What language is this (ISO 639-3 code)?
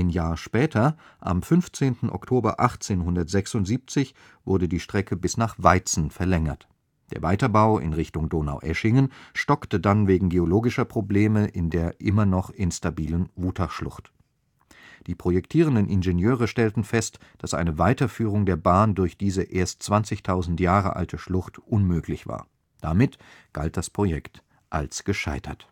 deu